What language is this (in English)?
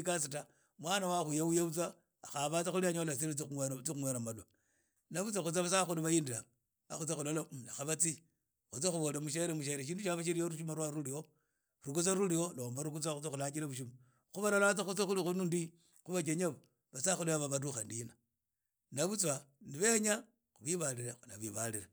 Idakho-Isukha-Tiriki